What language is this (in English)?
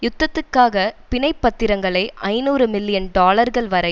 Tamil